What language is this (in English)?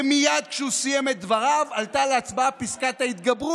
Hebrew